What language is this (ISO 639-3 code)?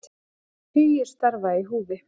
isl